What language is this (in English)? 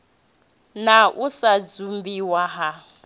Venda